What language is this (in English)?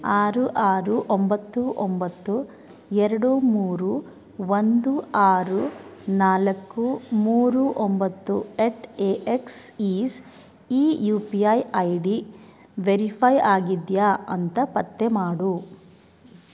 Kannada